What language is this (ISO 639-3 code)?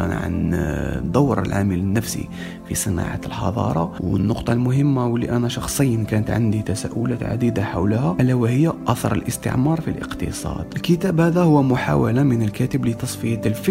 ara